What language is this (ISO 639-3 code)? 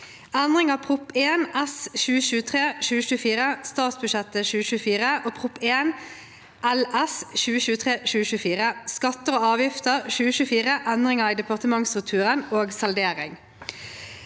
nor